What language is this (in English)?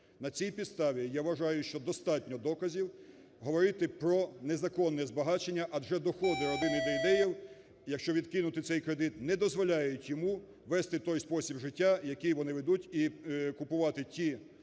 Ukrainian